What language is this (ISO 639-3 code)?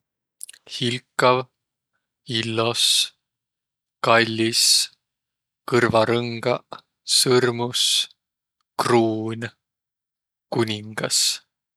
vro